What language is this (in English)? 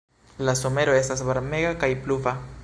Esperanto